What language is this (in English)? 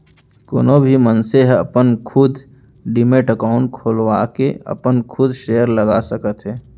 Chhattisgarhi